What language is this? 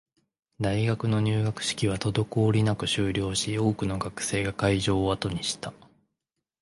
Japanese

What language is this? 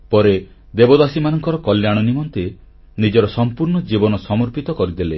Odia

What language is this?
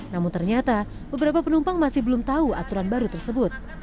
Indonesian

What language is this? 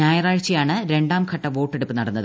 Malayalam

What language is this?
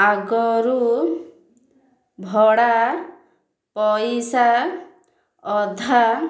Odia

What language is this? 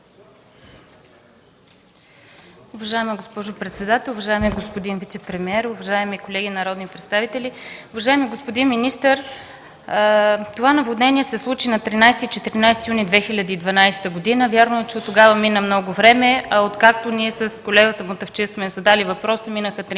Bulgarian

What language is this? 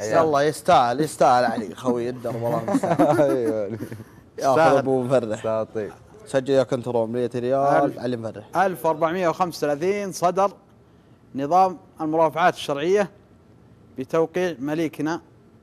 Arabic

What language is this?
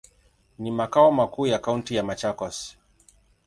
Swahili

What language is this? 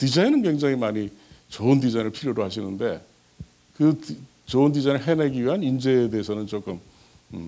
Korean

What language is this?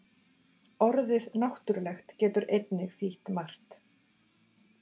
Icelandic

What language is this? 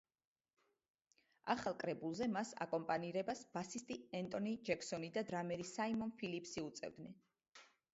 Georgian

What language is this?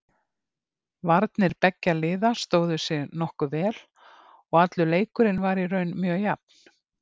Icelandic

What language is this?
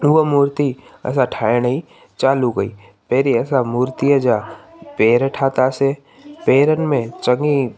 Sindhi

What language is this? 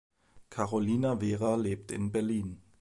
German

